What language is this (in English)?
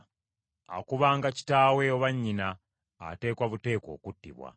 Ganda